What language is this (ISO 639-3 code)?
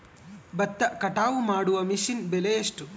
kan